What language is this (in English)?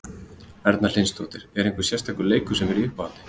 Icelandic